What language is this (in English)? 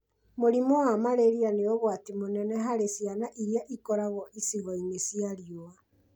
Kikuyu